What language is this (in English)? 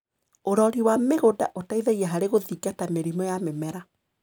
Kikuyu